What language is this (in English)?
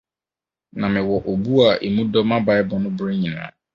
Akan